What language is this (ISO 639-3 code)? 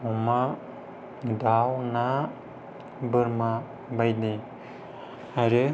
brx